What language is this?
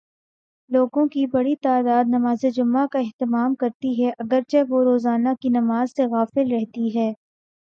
Urdu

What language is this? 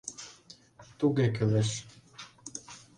Mari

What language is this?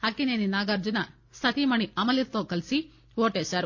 Telugu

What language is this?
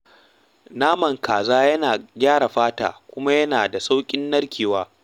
Hausa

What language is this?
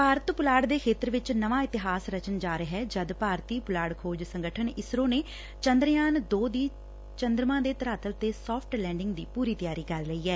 Punjabi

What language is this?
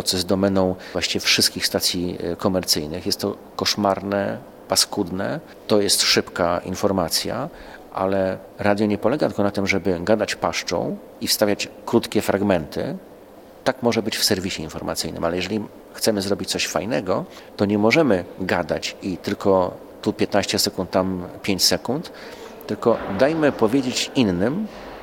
Polish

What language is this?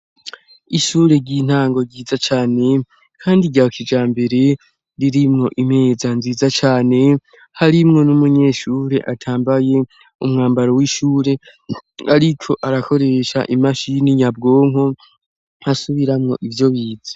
Rundi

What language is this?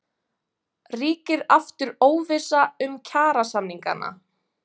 Icelandic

